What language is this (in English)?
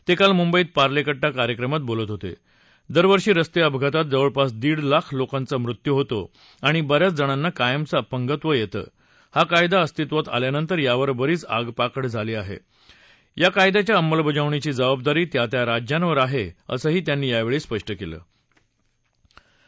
Marathi